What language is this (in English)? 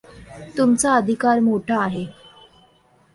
Marathi